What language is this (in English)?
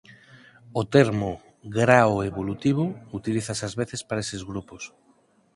Galician